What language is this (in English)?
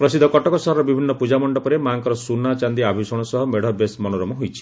Odia